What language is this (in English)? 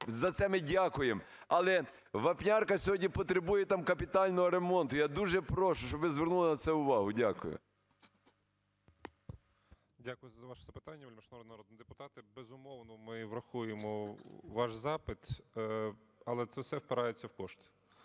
Ukrainian